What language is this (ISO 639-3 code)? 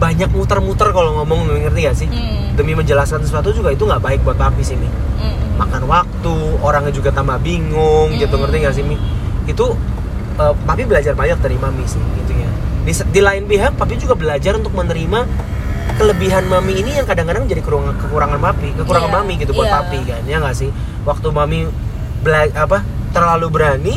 ind